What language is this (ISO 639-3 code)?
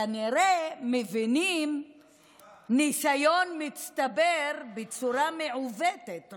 heb